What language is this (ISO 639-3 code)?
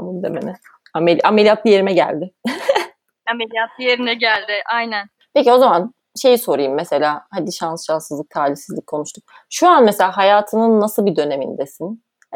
tur